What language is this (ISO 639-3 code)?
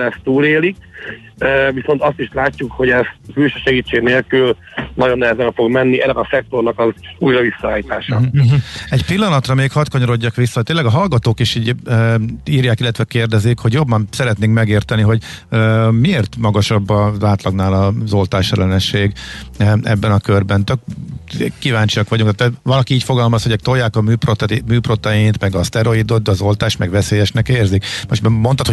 hun